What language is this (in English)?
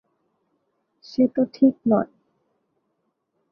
Bangla